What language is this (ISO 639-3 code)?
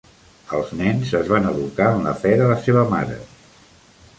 cat